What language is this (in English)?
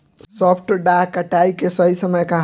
Bhojpuri